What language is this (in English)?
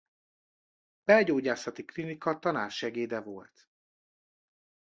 Hungarian